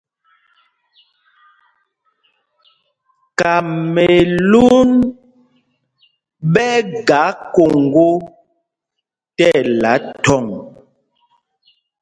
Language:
Mpumpong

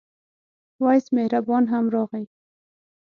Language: Pashto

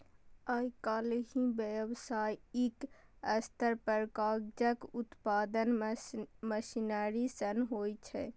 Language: Maithili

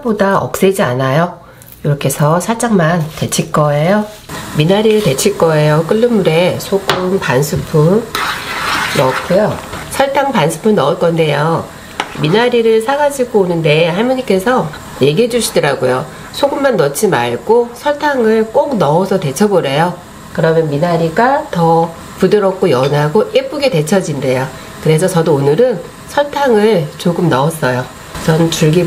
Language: Korean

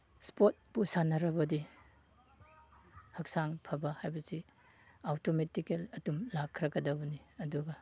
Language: Manipuri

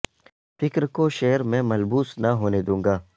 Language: Urdu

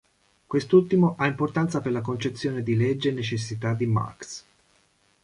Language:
Italian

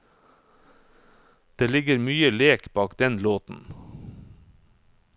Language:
Norwegian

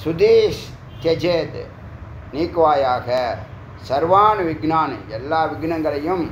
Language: Tamil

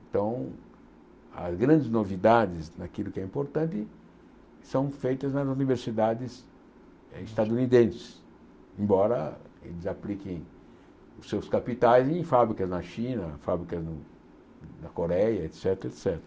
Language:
Portuguese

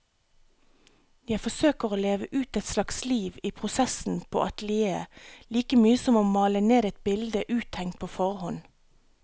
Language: Norwegian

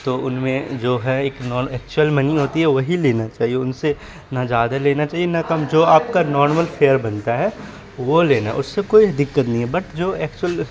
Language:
Urdu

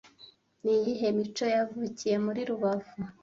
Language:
Kinyarwanda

